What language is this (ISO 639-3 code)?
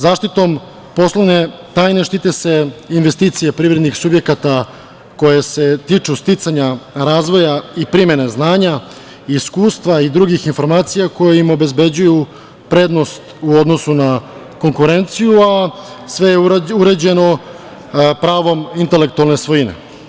srp